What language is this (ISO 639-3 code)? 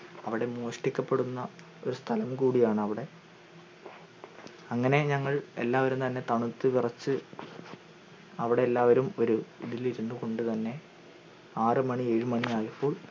mal